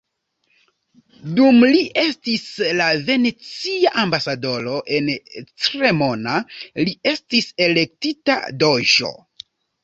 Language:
Esperanto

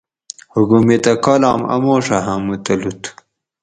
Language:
Gawri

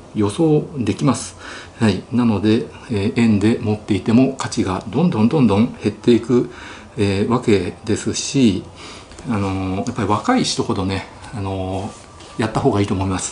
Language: Japanese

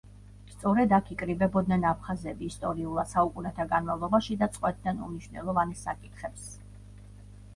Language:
Georgian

